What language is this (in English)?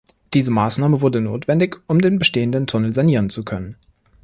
German